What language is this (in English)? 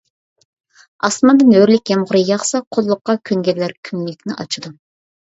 Uyghur